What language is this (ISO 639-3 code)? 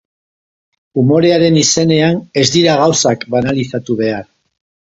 eus